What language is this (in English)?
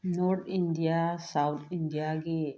Manipuri